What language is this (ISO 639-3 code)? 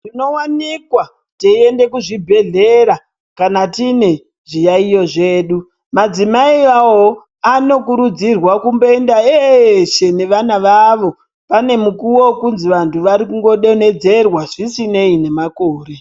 ndc